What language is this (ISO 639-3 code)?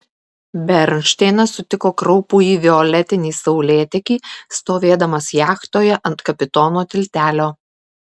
lit